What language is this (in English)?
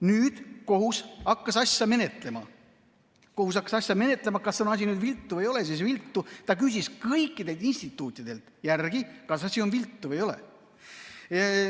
Estonian